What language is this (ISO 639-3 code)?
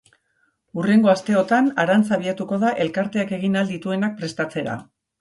eus